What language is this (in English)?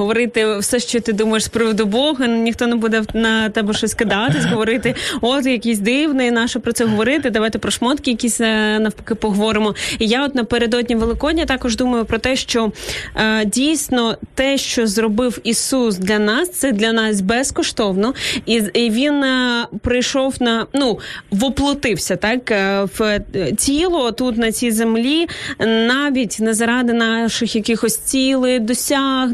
Ukrainian